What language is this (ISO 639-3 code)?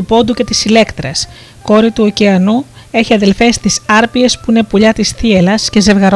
ell